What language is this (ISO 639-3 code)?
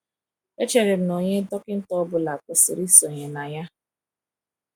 ibo